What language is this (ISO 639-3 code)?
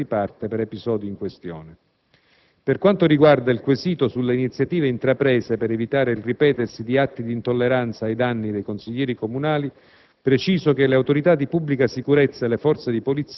ita